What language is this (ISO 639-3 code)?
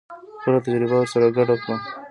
pus